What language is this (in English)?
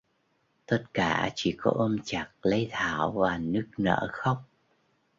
Vietnamese